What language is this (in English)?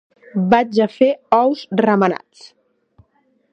Catalan